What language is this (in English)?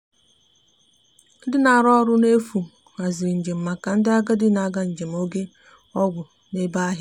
Igbo